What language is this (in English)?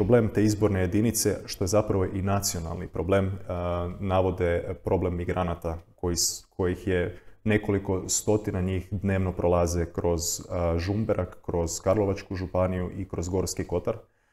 Croatian